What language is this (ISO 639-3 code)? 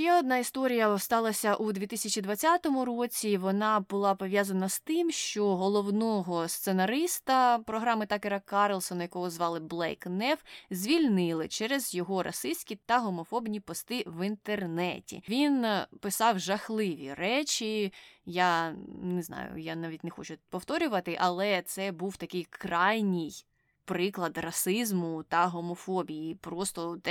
ukr